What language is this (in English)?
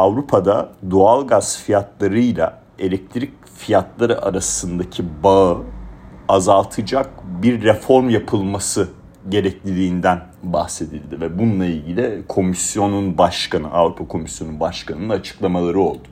Turkish